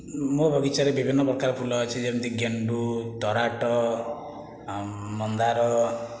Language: Odia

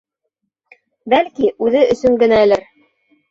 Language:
Bashkir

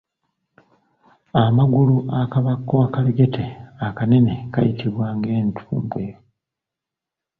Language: Ganda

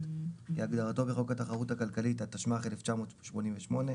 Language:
Hebrew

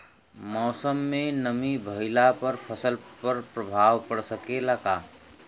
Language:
Bhojpuri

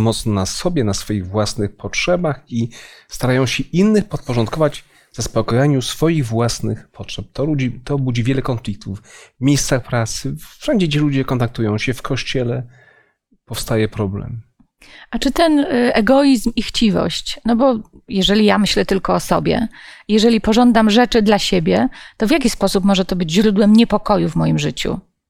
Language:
Polish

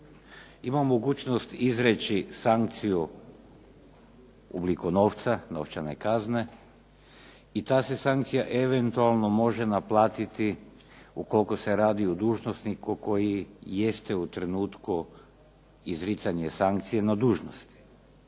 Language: Croatian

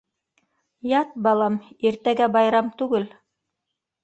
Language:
Bashkir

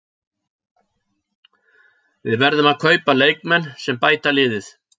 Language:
Icelandic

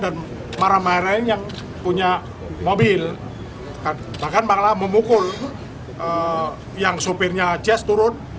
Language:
Indonesian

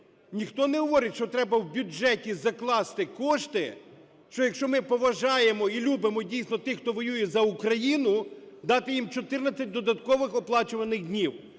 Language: Ukrainian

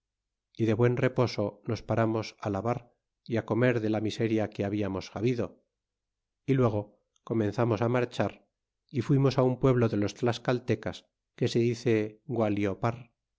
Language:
Spanish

